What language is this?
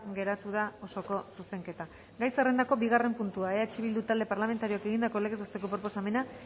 Basque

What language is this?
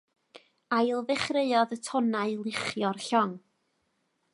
Welsh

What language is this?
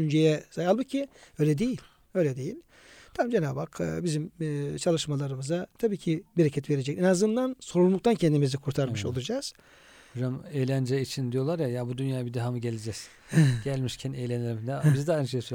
Turkish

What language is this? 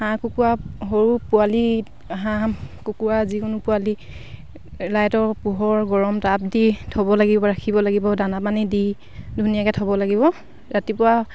Assamese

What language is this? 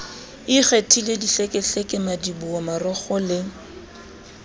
Southern Sotho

